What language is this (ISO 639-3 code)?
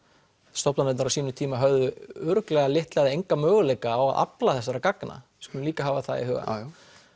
isl